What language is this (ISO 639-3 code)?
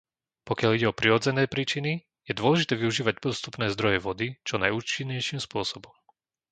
slk